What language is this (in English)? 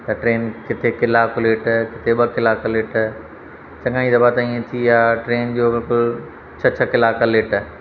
Sindhi